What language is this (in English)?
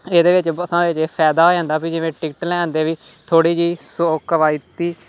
Punjabi